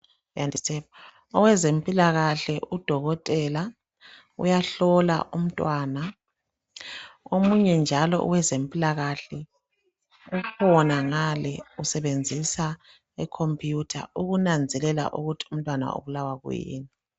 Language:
North Ndebele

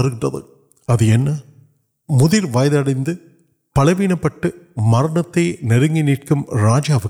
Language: Urdu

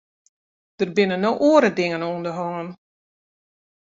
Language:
Western Frisian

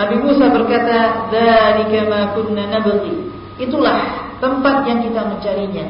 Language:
Malay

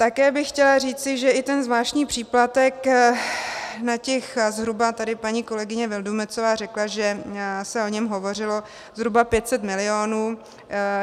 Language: Czech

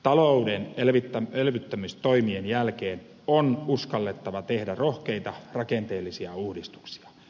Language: Finnish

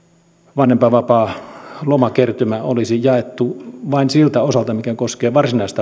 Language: Finnish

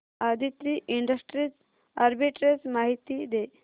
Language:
Marathi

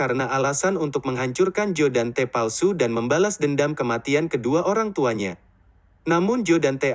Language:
Indonesian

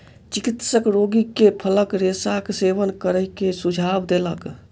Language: Maithili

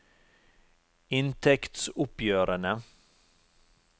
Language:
Norwegian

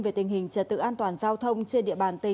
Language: Vietnamese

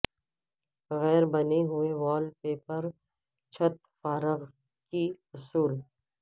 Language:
Urdu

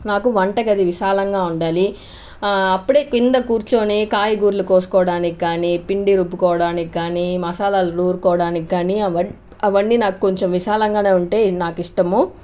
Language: Telugu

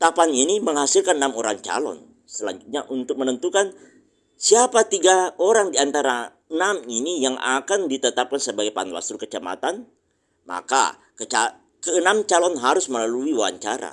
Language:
Indonesian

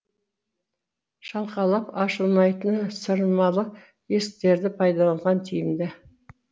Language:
Kazakh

